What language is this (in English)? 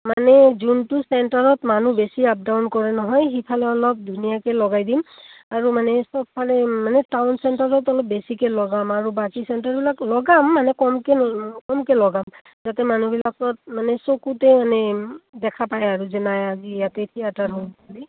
Assamese